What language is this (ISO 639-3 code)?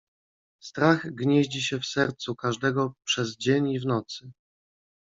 pol